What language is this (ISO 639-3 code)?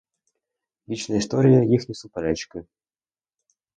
ukr